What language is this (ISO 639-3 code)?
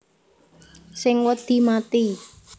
jav